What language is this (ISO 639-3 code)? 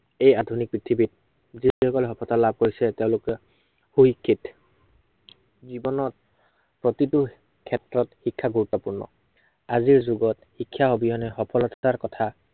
asm